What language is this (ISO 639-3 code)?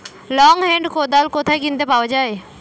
ben